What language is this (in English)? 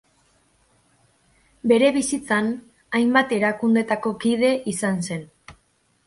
Basque